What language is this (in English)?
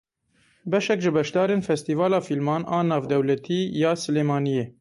Kurdish